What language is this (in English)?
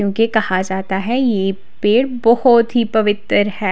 Hindi